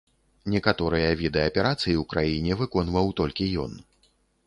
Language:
Belarusian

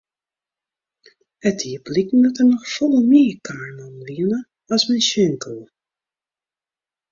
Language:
Western Frisian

